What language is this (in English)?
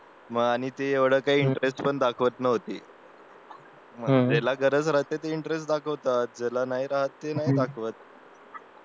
Marathi